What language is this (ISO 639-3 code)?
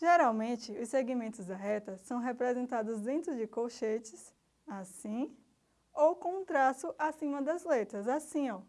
por